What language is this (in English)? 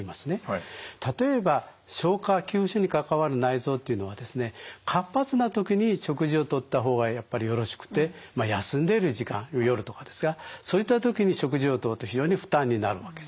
Japanese